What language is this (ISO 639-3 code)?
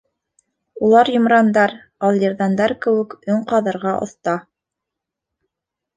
bak